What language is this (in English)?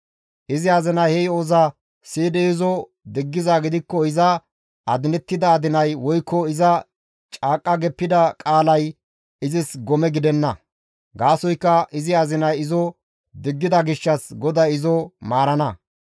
Gamo